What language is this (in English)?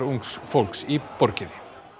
Icelandic